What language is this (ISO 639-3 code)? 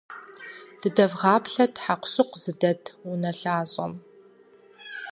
kbd